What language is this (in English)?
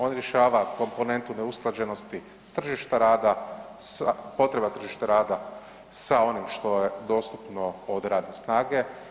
Croatian